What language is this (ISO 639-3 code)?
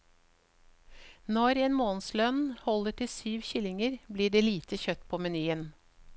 nor